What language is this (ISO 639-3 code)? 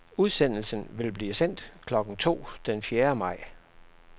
dan